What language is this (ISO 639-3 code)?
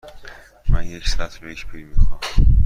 fas